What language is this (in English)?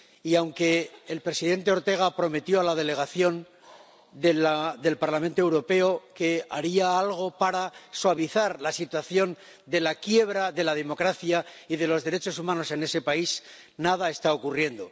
Spanish